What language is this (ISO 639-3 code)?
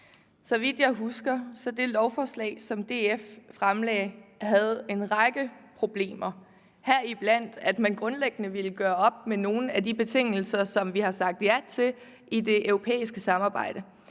dan